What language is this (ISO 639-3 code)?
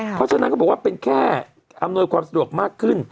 tha